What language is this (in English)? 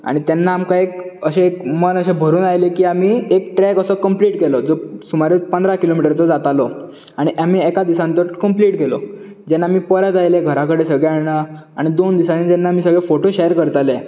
Konkani